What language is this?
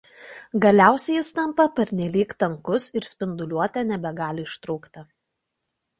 Lithuanian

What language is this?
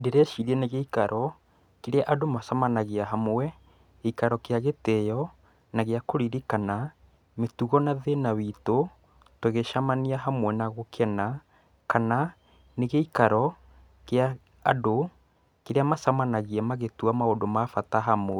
Kikuyu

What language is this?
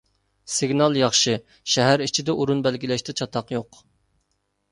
Uyghur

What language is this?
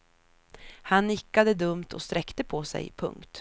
Swedish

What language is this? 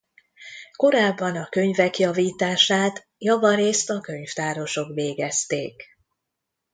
Hungarian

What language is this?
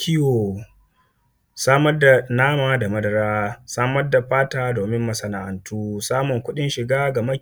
Hausa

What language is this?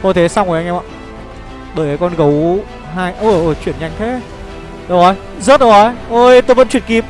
Vietnamese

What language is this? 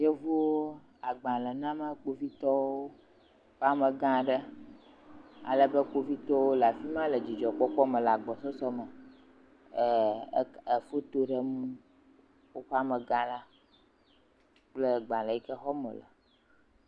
Ewe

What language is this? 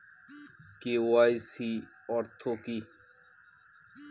Bangla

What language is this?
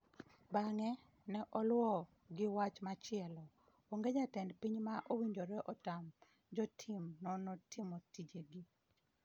Luo (Kenya and Tanzania)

